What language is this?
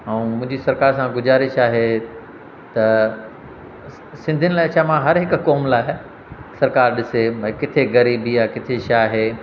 Sindhi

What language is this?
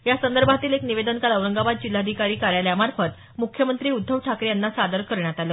Marathi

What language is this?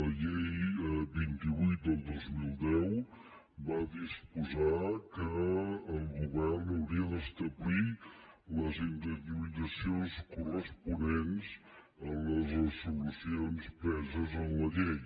Catalan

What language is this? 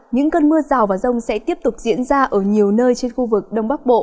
Vietnamese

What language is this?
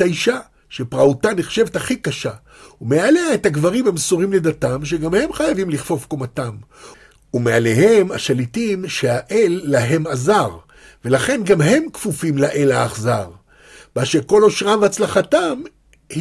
Hebrew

